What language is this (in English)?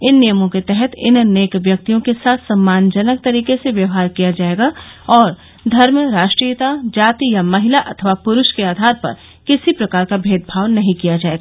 Hindi